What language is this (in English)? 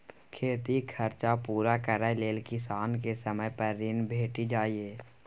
Maithili